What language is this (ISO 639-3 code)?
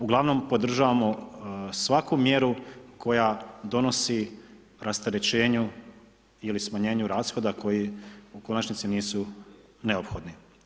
hrv